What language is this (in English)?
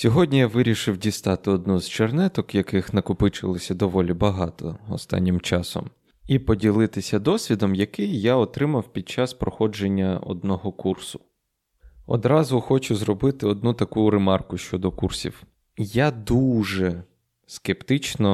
Ukrainian